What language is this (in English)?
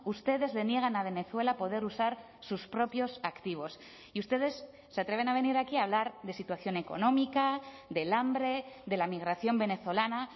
Spanish